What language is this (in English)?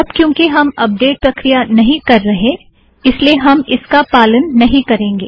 Hindi